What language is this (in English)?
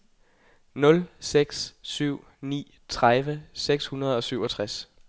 Danish